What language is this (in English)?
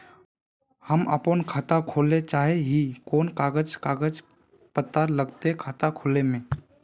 Magahi